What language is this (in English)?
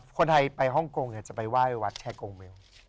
Thai